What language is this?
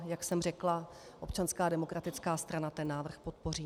Czech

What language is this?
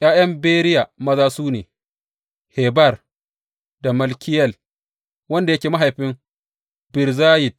Hausa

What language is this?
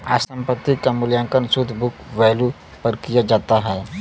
Bhojpuri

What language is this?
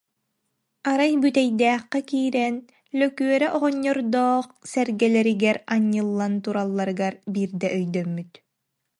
Yakut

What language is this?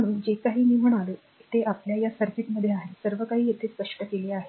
Marathi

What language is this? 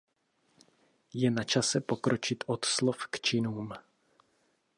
Czech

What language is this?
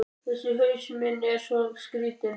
Icelandic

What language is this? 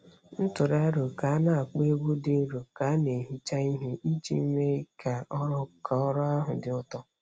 Igbo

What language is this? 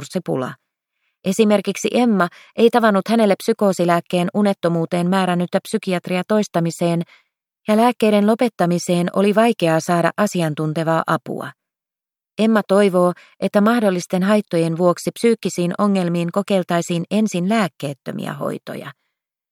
Finnish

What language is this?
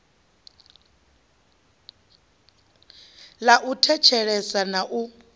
Venda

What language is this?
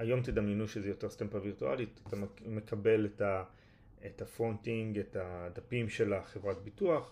Hebrew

